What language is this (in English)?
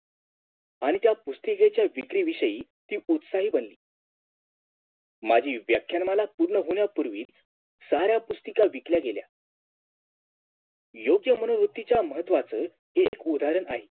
Marathi